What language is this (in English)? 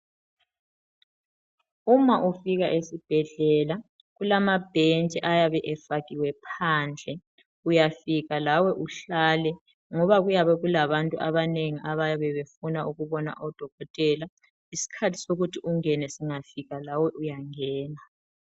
North Ndebele